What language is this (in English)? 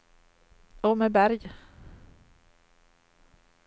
Swedish